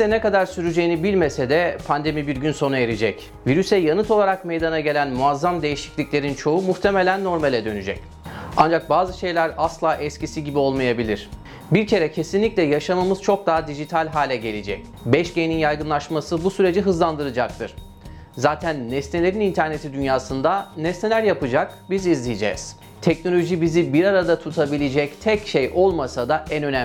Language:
Turkish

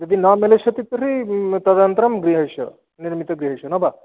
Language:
Sanskrit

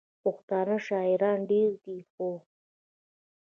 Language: Pashto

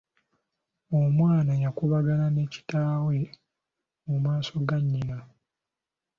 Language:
Ganda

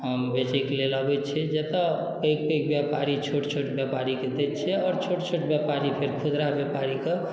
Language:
Maithili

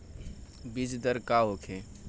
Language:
Bhojpuri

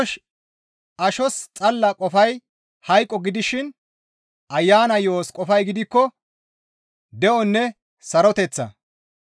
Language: Gamo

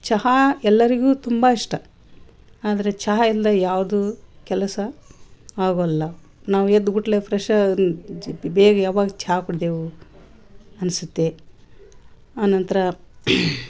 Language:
Kannada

